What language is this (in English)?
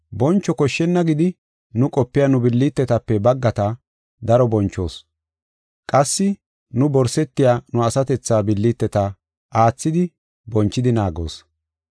Gofa